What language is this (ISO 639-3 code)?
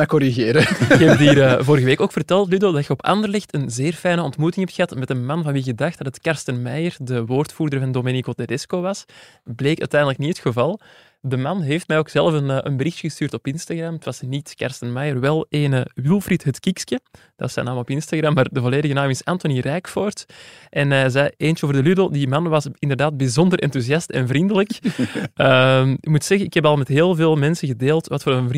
nld